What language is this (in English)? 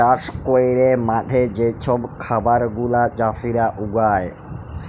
Bangla